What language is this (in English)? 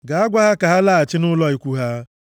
Igbo